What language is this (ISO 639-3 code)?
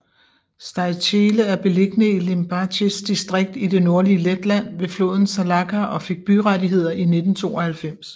dan